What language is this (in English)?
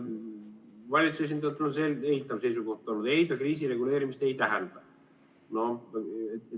Estonian